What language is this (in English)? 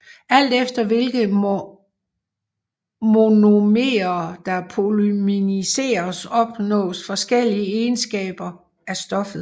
Danish